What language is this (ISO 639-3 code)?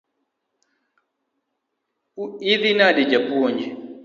luo